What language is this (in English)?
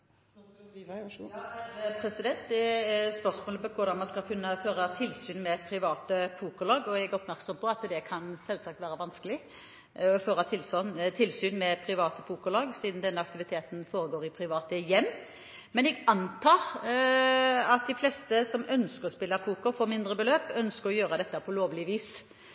Norwegian Bokmål